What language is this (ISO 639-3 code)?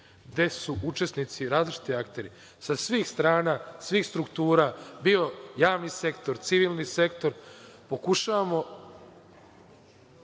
srp